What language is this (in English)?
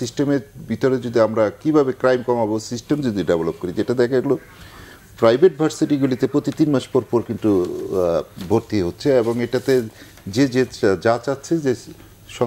Bangla